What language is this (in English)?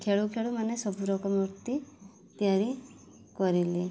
Odia